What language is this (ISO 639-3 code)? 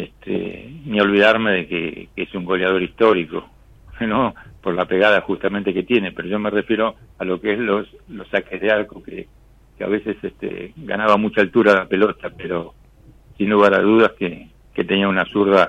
spa